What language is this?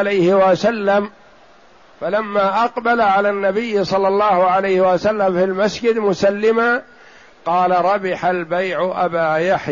Arabic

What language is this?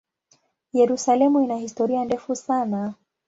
Swahili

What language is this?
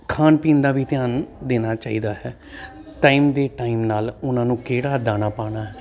Punjabi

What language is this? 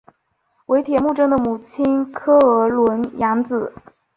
Chinese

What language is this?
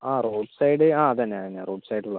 Malayalam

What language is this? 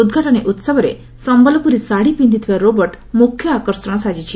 Odia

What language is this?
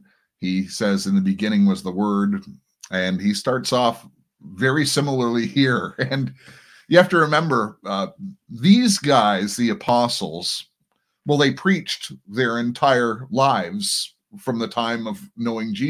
English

